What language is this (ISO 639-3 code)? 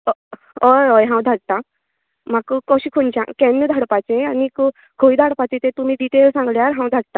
kok